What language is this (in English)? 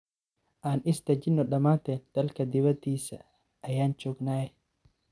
Somali